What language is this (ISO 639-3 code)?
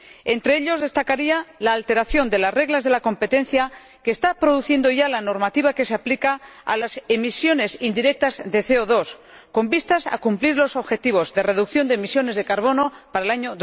spa